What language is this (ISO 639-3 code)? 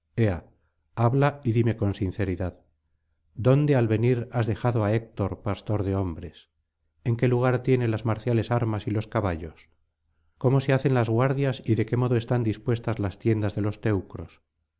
spa